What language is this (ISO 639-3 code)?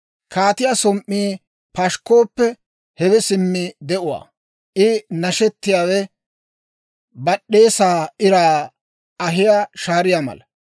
dwr